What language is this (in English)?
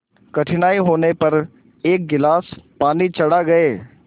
Hindi